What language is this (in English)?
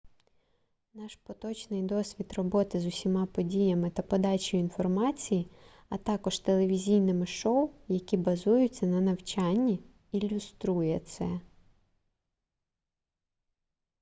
Ukrainian